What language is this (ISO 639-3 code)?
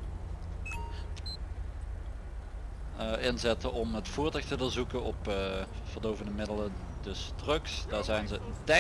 nld